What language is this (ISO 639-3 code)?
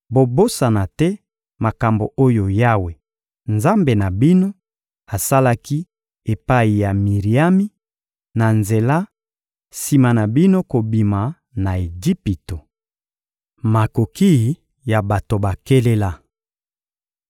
lin